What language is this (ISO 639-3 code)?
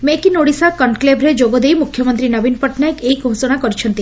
ori